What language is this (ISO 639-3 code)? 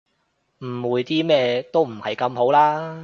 yue